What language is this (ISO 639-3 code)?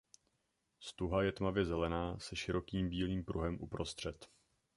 ces